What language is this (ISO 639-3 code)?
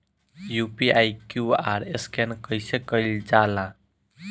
bho